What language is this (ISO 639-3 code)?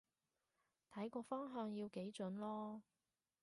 yue